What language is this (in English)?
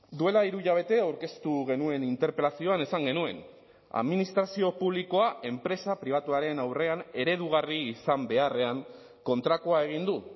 Basque